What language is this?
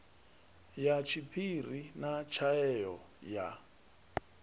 Venda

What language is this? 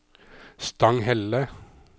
Norwegian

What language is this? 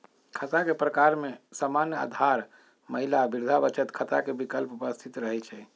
Magahi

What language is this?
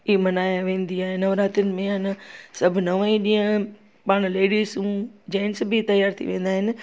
Sindhi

